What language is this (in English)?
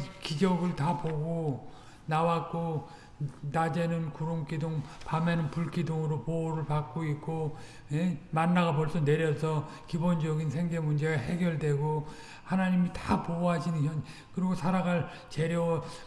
Korean